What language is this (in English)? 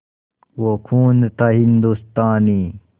Hindi